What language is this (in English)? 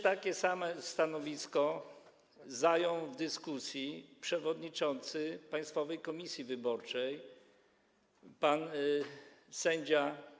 Polish